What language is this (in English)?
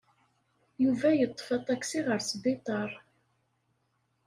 Kabyle